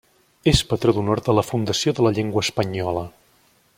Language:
Catalan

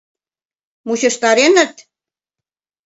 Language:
Mari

